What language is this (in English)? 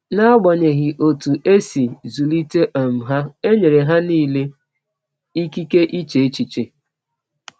Igbo